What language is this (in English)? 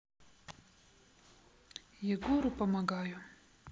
Russian